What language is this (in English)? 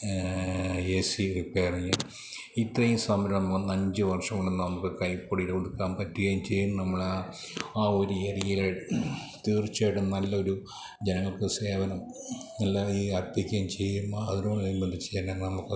Malayalam